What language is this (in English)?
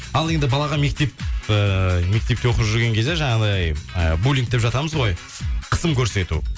Kazakh